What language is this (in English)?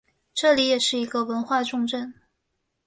Chinese